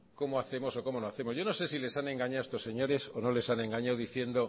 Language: Spanish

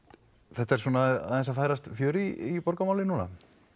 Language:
Icelandic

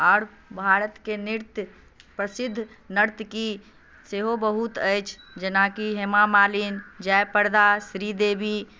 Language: Maithili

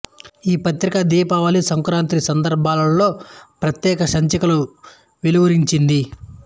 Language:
Telugu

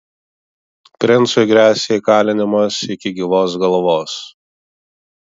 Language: Lithuanian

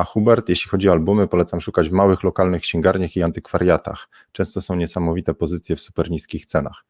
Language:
Polish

